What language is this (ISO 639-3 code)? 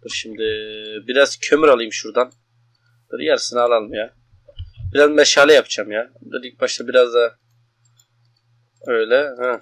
tur